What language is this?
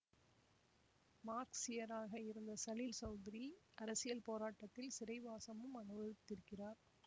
Tamil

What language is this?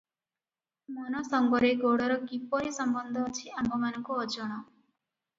Odia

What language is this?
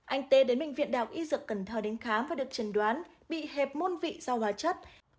Vietnamese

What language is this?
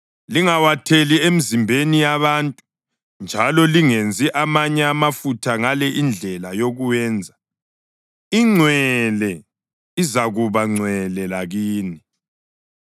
North Ndebele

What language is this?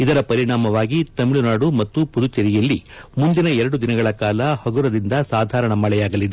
Kannada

